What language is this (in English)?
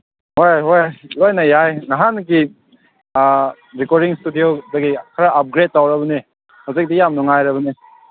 Manipuri